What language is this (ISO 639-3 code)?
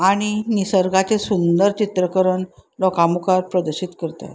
kok